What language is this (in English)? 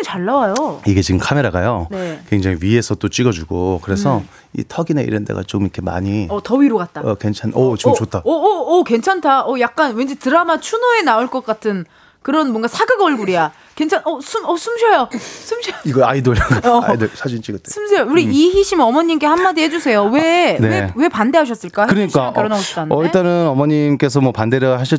Korean